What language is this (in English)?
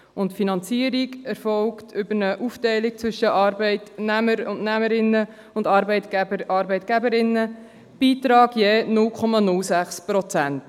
Swiss German